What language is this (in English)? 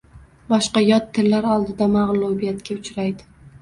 Uzbek